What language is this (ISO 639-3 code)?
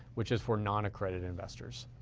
eng